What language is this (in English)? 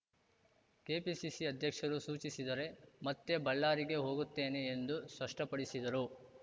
Kannada